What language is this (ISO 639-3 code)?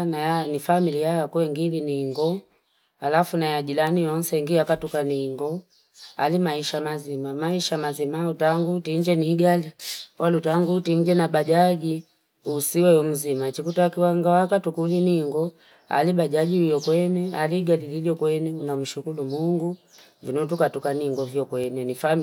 fip